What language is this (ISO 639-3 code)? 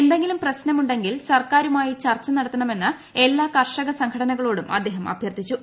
mal